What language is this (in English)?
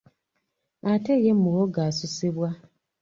Ganda